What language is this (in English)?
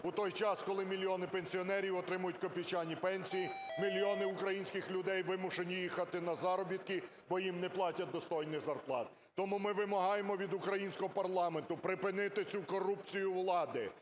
Ukrainian